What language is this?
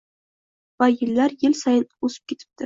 Uzbek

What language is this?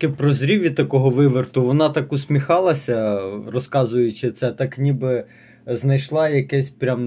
Ukrainian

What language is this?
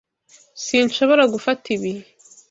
Kinyarwanda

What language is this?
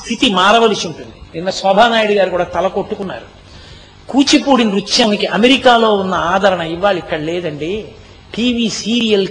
Telugu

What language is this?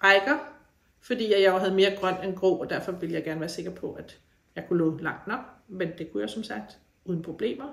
Danish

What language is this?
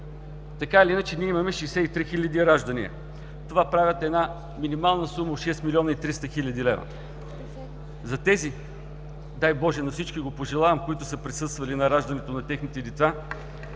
Bulgarian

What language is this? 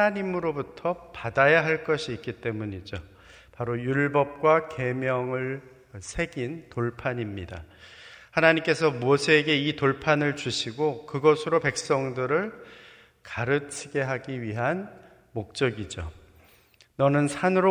Korean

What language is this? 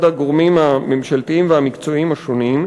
Hebrew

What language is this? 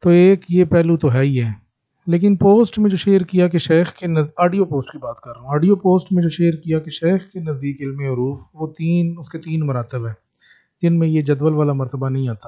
Urdu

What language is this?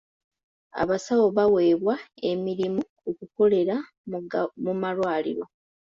Ganda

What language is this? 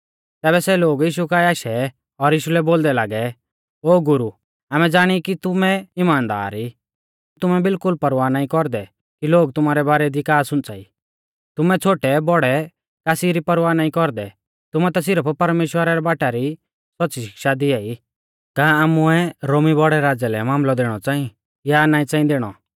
Mahasu Pahari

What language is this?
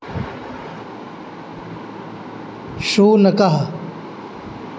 Sanskrit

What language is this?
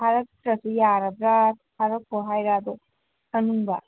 Manipuri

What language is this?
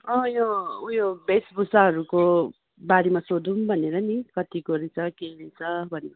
Nepali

